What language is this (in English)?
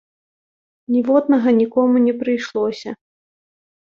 Belarusian